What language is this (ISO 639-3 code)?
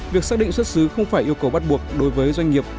vie